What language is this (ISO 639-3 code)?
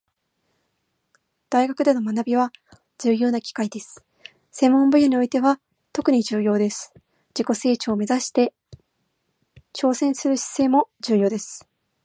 jpn